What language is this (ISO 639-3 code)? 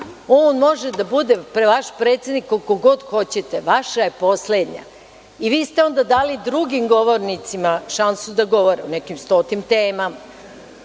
srp